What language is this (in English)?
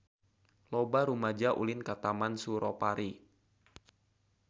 Sundanese